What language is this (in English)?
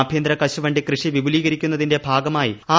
Malayalam